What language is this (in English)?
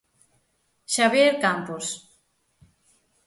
Galician